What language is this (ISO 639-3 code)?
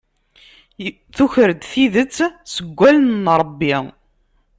kab